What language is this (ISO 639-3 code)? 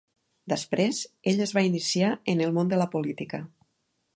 cat